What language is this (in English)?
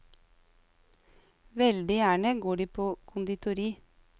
Norwegian